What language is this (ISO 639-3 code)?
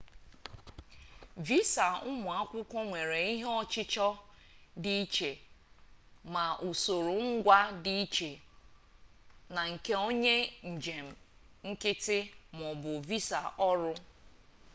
ibo